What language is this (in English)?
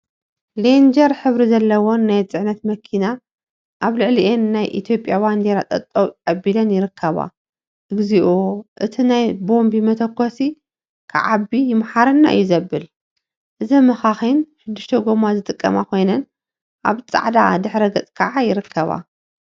Tigrinya